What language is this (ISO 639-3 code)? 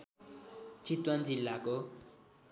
nep